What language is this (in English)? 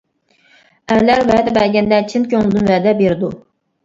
Uyghur